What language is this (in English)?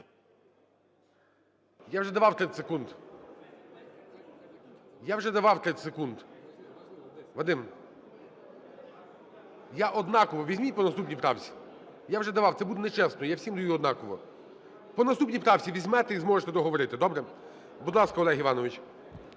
Ukrainian